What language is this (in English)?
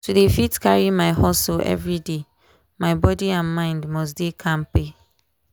Nigerian Pidgin